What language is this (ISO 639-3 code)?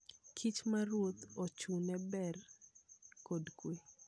luo